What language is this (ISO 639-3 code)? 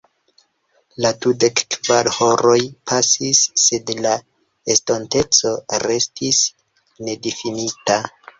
epo